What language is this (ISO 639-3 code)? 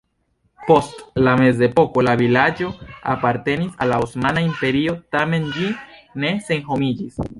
epo